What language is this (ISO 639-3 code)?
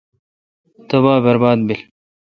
xka